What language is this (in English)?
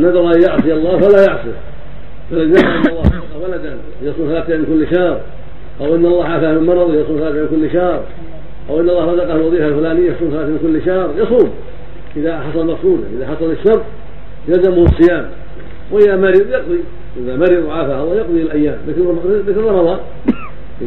Arabic